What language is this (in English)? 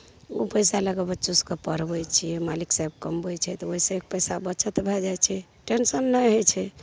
Maithili